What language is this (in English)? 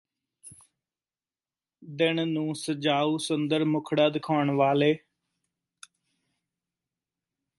Punjabi